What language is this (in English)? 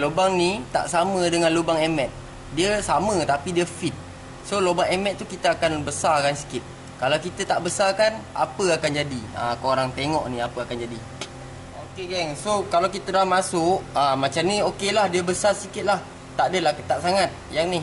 Malay